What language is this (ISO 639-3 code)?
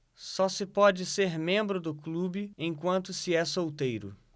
por